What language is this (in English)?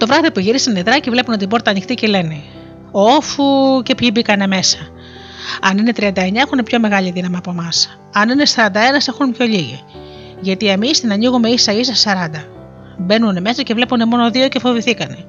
Greek